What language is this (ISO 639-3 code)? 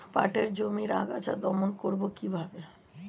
ben